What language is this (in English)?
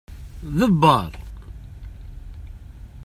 Kabyle